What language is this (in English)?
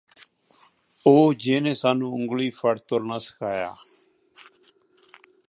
Punjabi